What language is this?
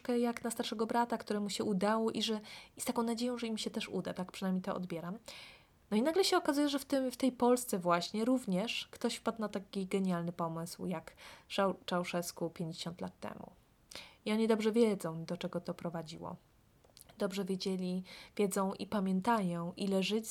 Polish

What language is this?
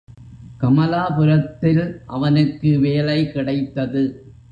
Tamil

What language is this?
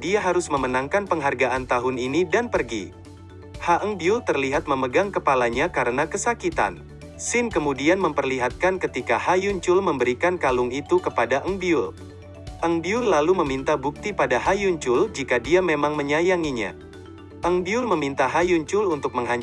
Indonesian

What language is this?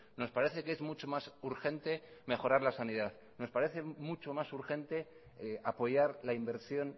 Spanish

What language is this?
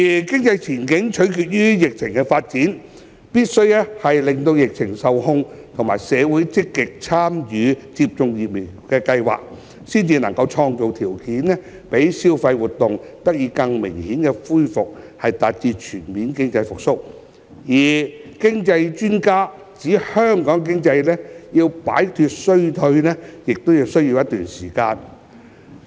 Cantonese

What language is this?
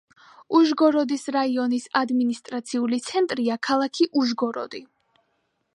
Georgian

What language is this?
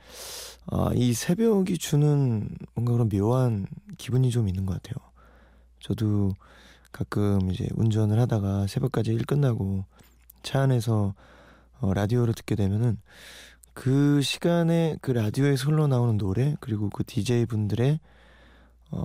Korean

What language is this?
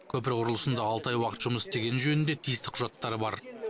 Kazakh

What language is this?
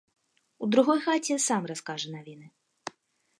Belarusian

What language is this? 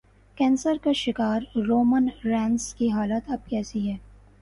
Urdu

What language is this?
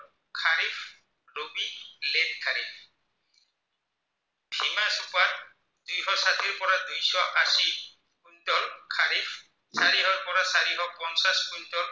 Assamese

